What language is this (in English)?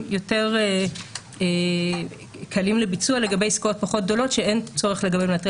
Hebrew